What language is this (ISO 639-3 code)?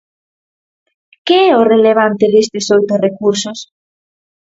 glg